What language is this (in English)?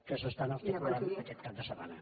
Catalan